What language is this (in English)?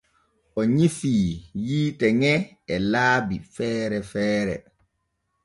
Borgu Fulfulde